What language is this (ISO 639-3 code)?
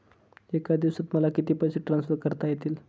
mar